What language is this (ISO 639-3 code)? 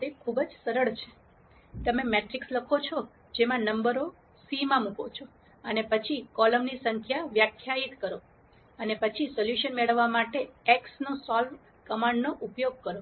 guj